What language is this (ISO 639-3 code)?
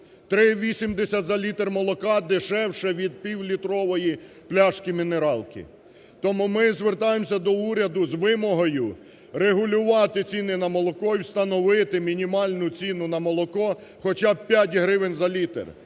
ukr